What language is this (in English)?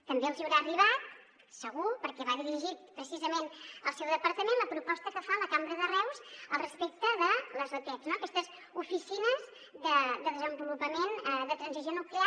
Catalan